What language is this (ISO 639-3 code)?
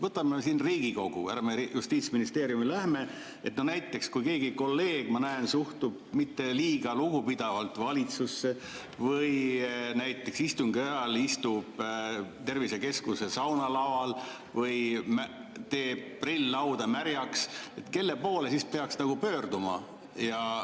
est